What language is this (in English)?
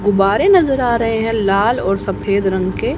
Hindi